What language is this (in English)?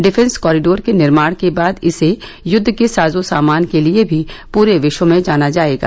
Hindi